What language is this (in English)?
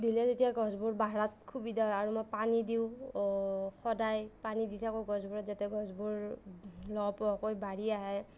Assamese